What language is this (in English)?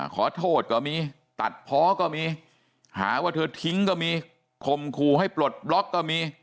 Thai